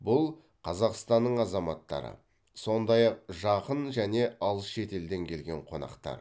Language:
Kazakh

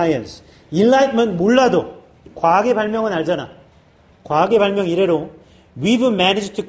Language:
Korean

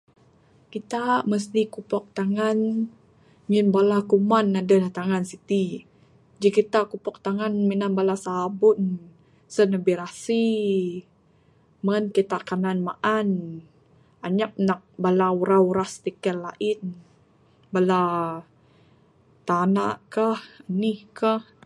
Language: Bukar-Sadung Bidayuh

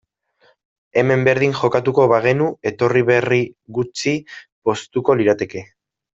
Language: Basque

